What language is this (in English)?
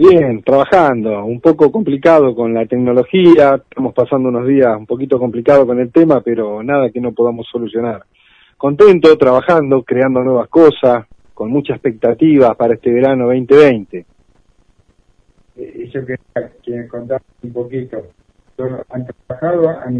Spanish